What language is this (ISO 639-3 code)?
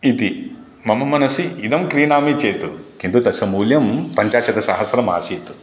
san